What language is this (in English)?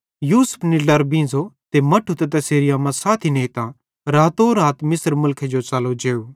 Bhadrawahi